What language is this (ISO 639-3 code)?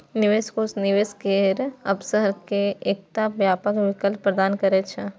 mai